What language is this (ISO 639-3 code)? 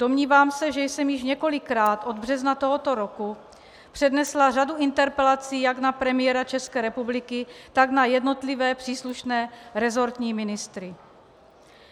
ces